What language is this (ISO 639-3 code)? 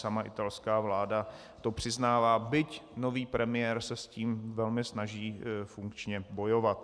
ces